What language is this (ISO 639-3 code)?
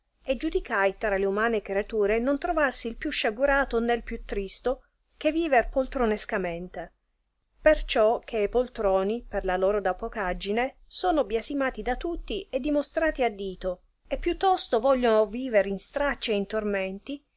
ita